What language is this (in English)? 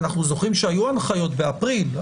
Hebrew